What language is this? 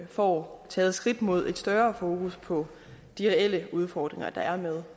Danish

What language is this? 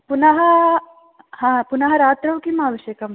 Sanskrit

